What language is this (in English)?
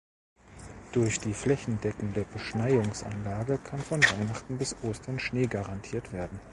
German